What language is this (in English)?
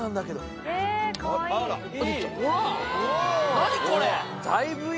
Japanese